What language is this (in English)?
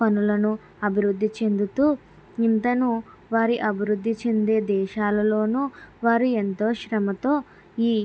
Telugu